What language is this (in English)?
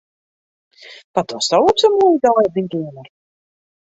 Western Frisian